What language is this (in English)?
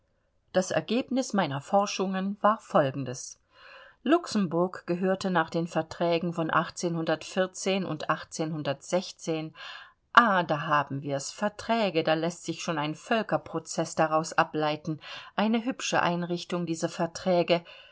German